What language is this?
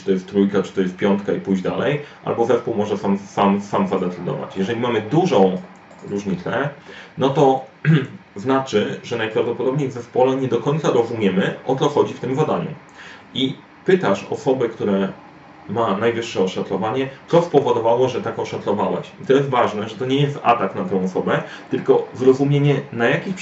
Polish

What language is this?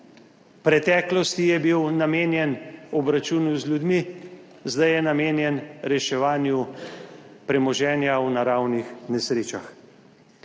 Slovenian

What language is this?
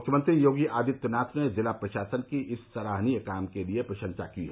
Hindi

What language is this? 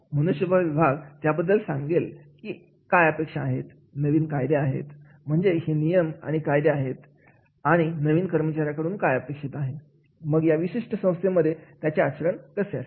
Marathi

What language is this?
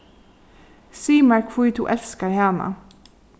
Faroese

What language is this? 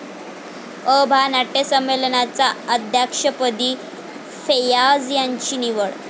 Marathi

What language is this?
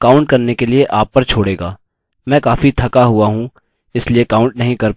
Hindi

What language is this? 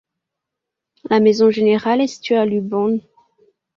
French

